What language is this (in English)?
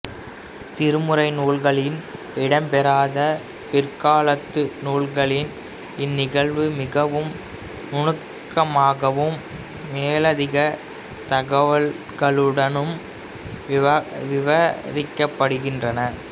Tamil